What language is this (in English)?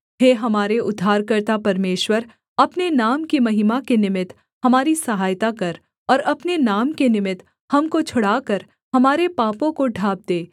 Hindi